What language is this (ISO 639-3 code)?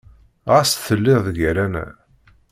kab